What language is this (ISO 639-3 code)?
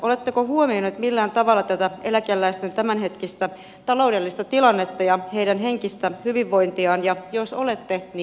fin